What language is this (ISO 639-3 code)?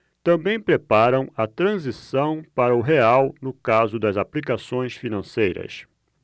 por